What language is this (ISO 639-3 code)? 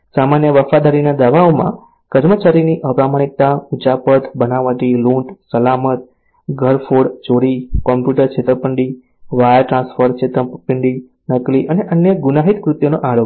guj